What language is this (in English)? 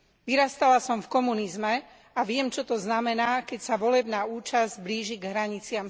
Slovak